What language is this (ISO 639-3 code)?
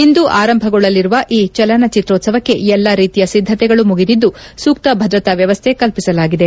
kan